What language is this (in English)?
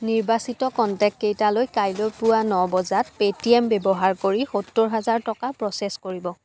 Assamese